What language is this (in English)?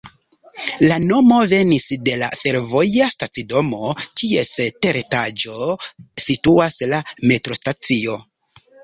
Esperanto